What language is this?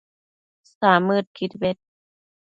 Matsés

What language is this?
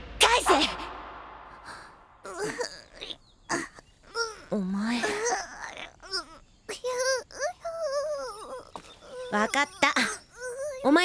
Japanese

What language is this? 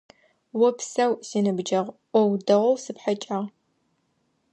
Adyghe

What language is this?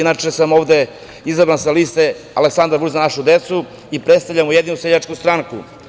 Serbian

